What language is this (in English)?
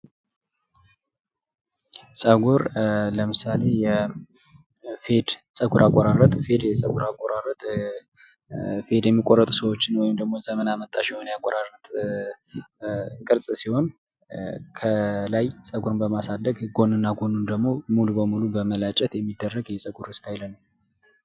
Amharic